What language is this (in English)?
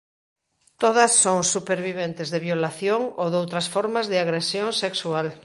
Galician